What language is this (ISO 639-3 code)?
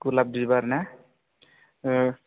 brx